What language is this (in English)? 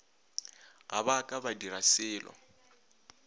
Northern Sotho